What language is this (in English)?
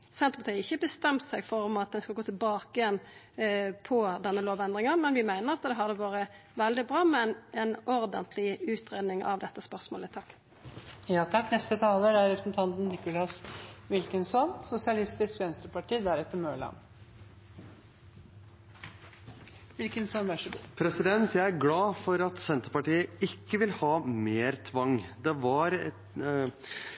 Norwegian